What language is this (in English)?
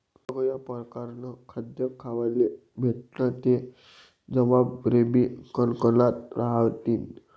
Marathi